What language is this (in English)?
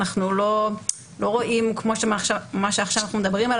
Hebrew